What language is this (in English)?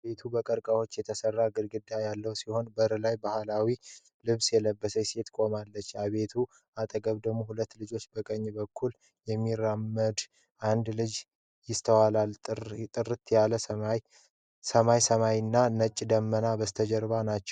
Amharic